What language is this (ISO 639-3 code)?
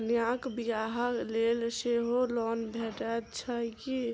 mai